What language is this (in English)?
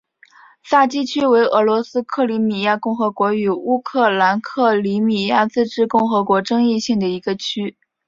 Chinese